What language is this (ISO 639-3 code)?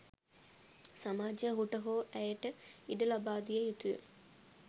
sin